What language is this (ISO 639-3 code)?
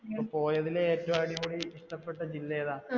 mal